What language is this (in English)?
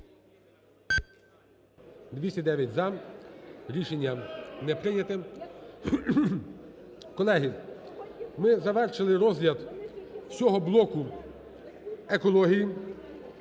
Ukrainian